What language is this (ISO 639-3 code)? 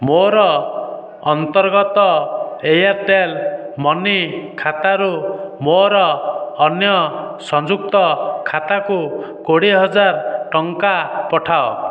ori